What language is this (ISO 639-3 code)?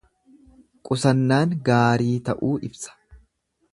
orm